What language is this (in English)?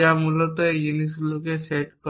Bangla